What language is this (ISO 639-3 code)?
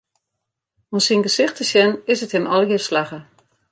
fry